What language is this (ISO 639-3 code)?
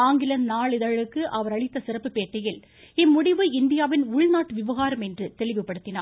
tam